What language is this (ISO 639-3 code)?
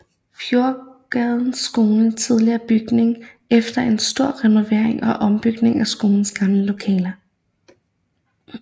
dan